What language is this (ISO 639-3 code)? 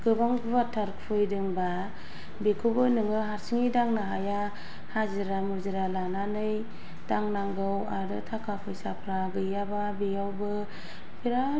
brx